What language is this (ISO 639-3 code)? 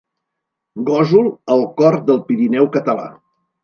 cat